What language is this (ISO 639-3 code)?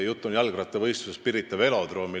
est